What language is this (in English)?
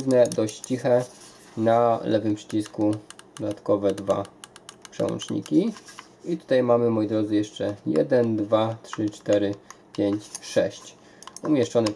Polish